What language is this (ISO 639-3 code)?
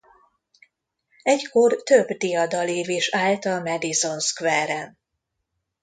hun